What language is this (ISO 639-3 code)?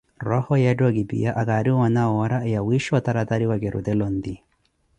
eko